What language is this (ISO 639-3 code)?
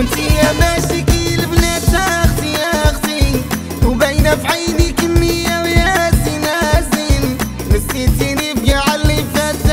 ara